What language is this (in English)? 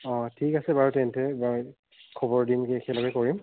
Assamese